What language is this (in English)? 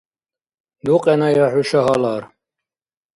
Dargwa